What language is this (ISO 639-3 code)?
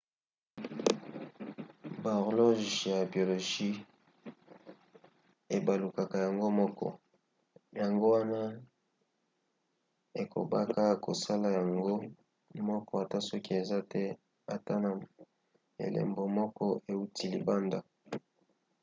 lin